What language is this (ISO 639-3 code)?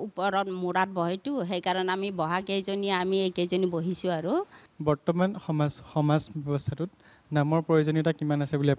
tha